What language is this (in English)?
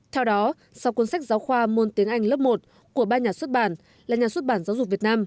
Vietnamese